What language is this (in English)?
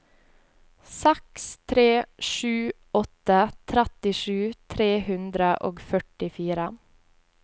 Norwegian